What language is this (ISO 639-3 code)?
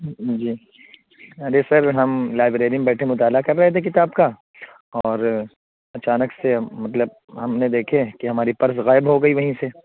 urd